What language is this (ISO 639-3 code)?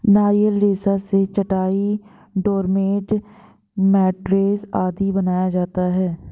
hin